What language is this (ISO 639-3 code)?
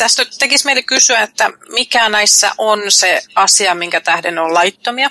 fin